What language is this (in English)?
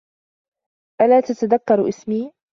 Arabic